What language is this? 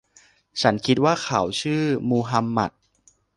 Thai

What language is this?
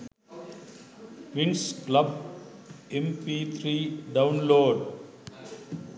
Sinhala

